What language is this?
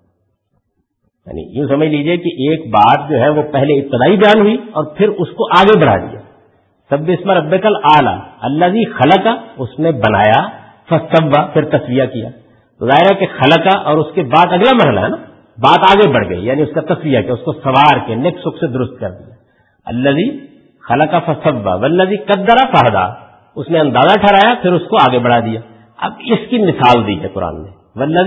Urdu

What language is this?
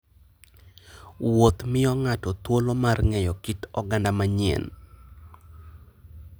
Luo (Kenya and Tanzania)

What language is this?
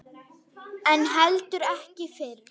Icelandic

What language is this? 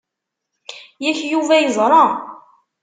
Kabyle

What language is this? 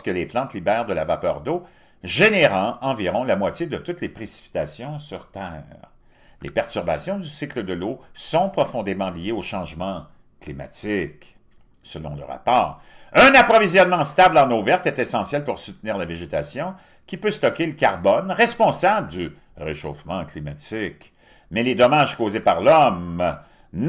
French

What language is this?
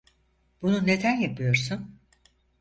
Turkish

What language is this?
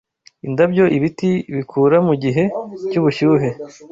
Kinyarwanda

